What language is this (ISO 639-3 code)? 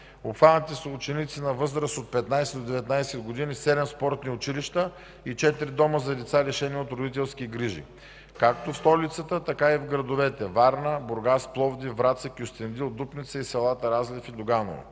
bul